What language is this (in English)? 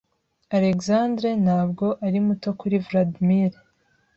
Kinyarwanda